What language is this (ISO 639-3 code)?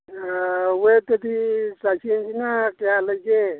mni